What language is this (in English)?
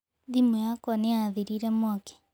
Kikuyu